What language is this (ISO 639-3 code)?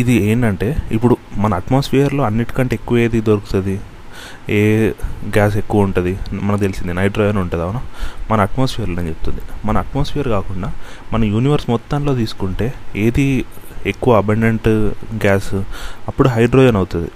tel